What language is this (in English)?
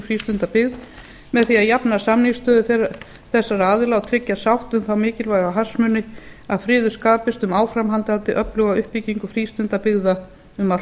Icelandic